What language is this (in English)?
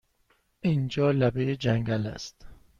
Persian